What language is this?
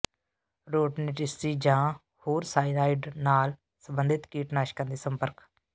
Punjabi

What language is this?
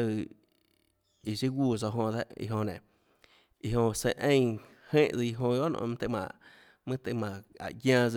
Tlacoatzintepec Chinantec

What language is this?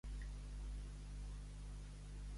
Catalan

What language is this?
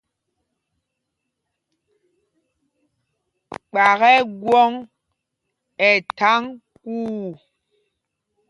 Mpumpong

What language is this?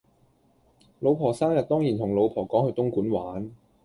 Cantonese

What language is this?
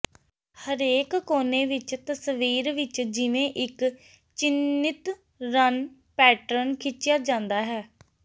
Punjabi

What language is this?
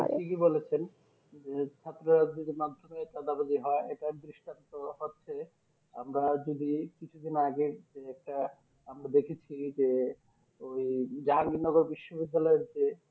Bangla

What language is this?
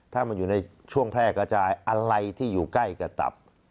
Thai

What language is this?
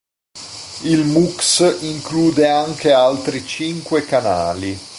Italian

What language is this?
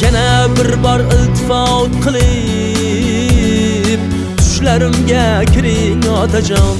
Turkish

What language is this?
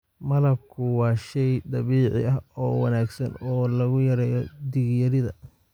Somali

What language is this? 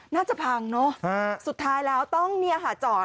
Thai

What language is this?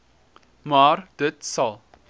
Afrikaans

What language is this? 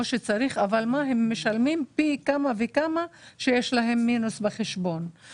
Hebrew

